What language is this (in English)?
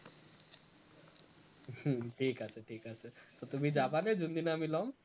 Assamese